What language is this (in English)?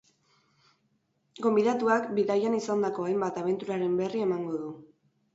Basque